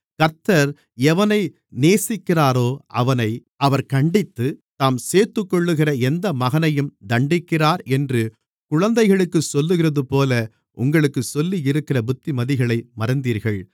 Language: Tamil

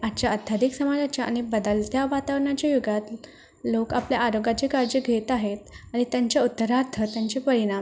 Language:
Marathi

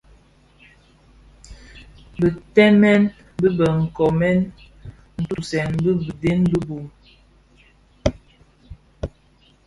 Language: Bafia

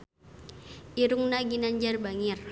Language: Sundanese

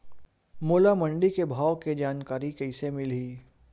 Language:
Chhattisgarhi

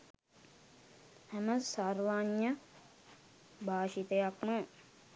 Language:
Sinhala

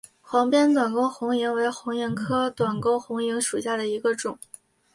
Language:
Chinese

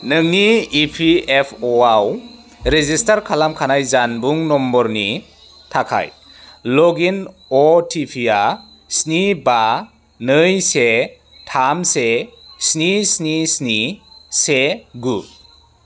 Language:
Bodo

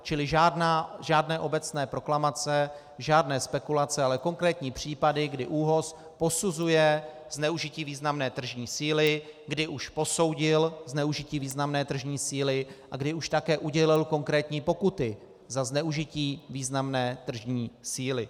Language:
Czech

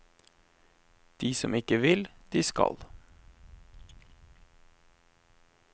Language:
Norwegian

